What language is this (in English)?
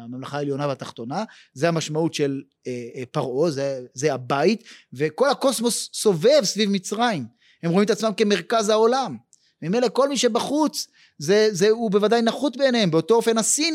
Hebrew